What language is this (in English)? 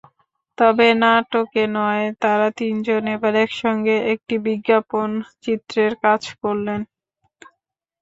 Bangla